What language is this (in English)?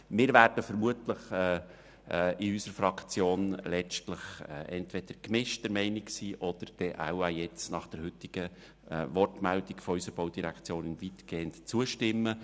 Swiss German